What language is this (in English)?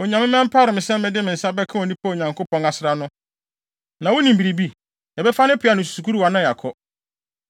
Akan